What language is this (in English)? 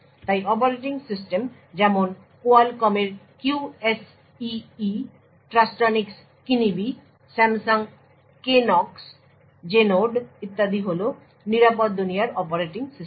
Bangla